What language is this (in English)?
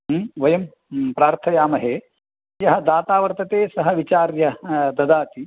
Sanskrit